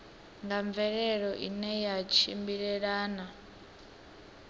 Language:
Venda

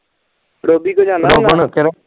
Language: Punjabi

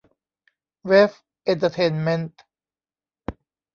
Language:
Thai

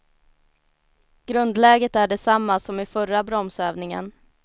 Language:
Swedish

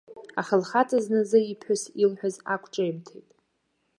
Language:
Abkhazian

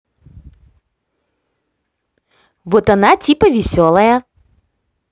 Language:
Russian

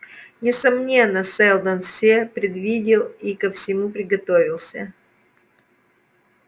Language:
Russian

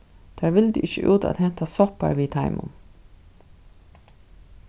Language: Faroese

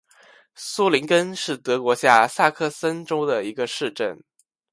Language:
Chinese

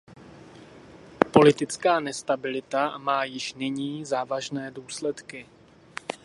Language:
Czech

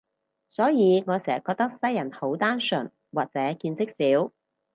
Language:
Cantonese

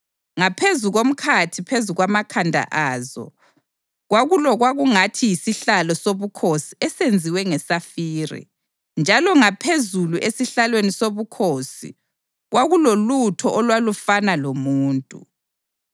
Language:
North Ndebele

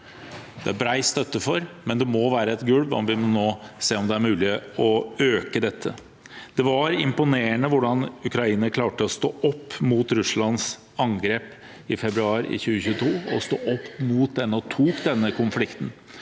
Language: Norwegian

